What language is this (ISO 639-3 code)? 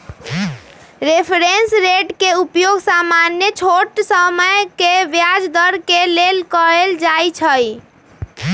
mag